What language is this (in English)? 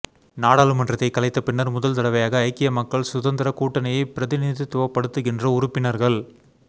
Tamil